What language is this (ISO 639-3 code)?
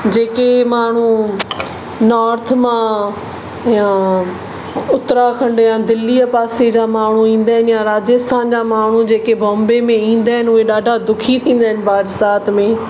snd